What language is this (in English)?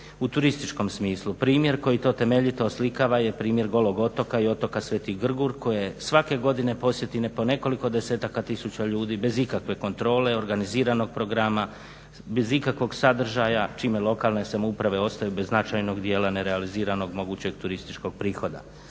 Croatian